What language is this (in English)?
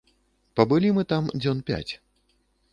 Belarusian